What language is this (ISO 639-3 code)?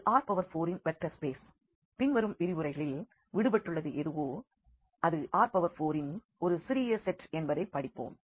tam